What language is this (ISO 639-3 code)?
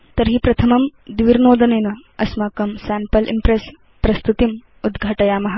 san